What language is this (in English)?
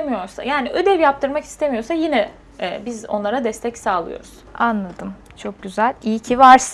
Turkish